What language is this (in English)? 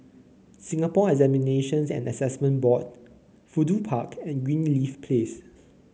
English